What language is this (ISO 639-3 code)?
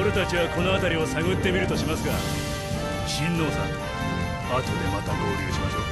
jpn